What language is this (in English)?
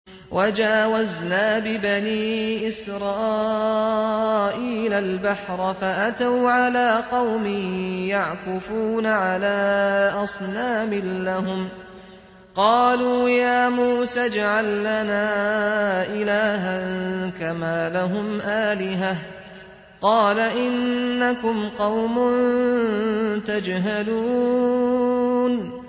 Arabic